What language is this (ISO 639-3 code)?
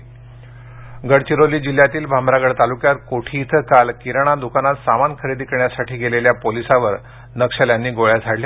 mar